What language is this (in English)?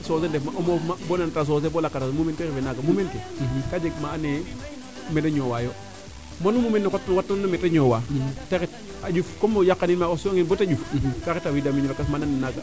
Serer